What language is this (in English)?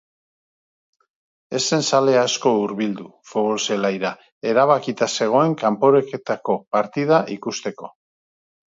Basque